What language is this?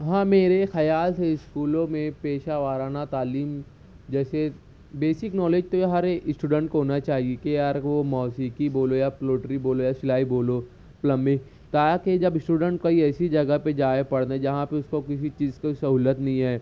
Urdu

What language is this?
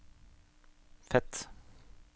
Norwegian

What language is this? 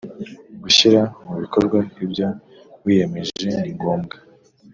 Kinyarwanda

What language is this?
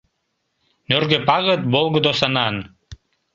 Mari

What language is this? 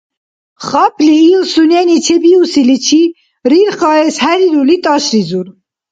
Dargwa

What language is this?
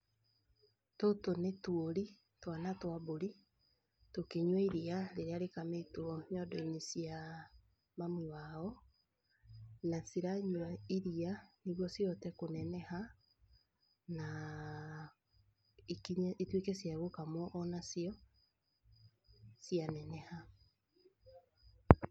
Kikuyu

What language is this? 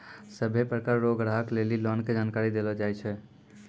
Maithili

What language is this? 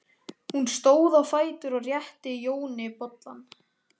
Icelandic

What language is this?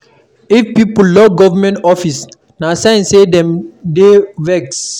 Nigerian Pidgin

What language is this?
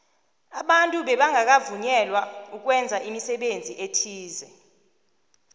South Ndebele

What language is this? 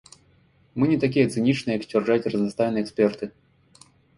Belarusian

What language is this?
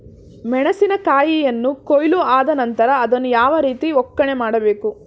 Kannada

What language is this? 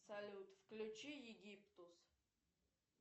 Russian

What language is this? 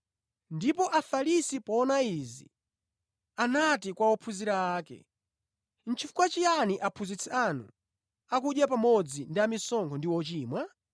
Nyanja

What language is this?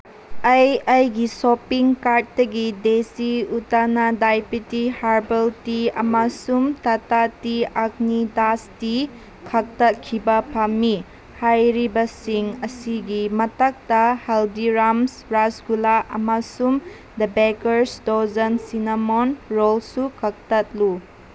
Manipuri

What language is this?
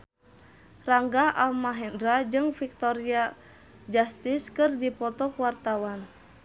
Sundanese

